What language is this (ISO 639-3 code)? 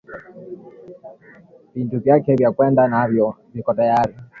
swa